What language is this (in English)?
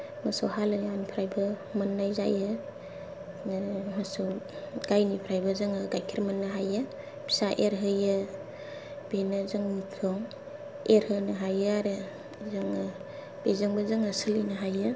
Bodo